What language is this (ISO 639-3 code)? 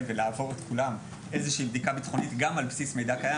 heb